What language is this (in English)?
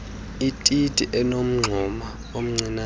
Xhosa